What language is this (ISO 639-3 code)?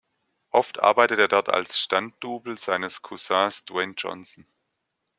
deu